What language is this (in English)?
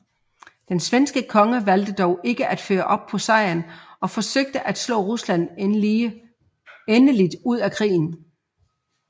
Danish